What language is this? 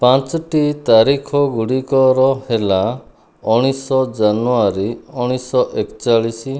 Odia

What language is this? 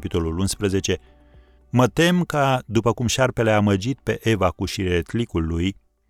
Romanian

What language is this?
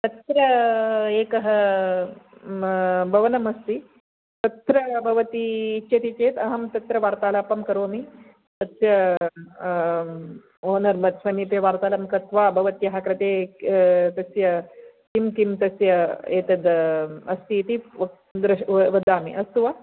Sanskrit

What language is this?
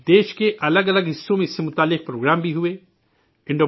Urdu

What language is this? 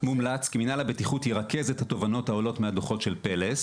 Hebrew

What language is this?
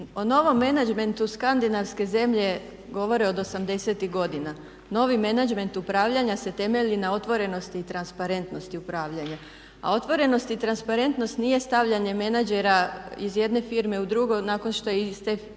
Croatian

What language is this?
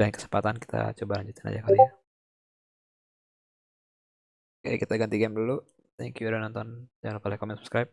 Indonesian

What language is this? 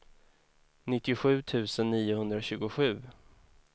Swedish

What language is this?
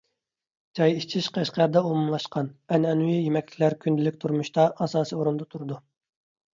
Uyghur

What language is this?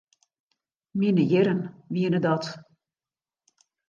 Western Frisian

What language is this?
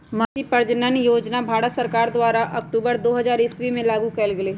Magahi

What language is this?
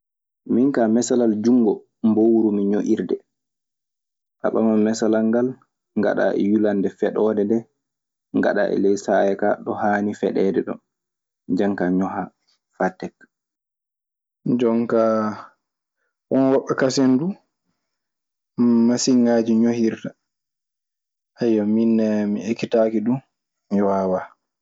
Maasina Fulfulde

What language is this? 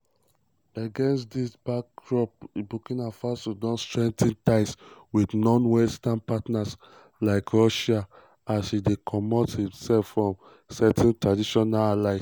Nigerian Pidgin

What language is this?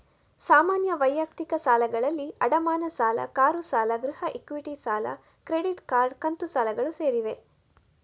Kannada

